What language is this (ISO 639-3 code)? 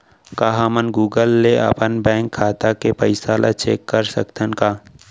hne